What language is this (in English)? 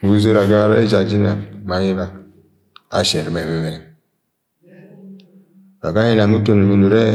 Agwagwune